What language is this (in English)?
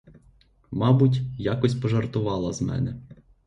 Ukrainian